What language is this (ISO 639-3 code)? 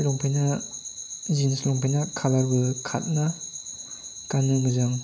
brx